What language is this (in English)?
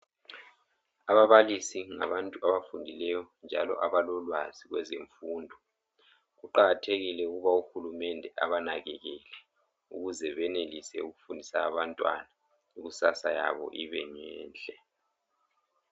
North Ndebele